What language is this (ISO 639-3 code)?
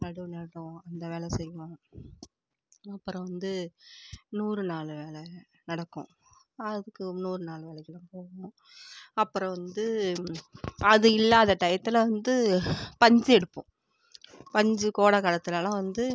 tam